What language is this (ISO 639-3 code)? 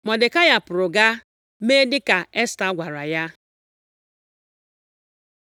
ibo